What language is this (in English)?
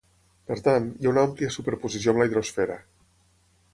Catalan